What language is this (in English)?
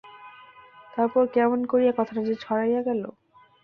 Bangla